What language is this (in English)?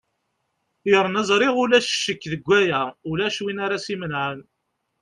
Kabyle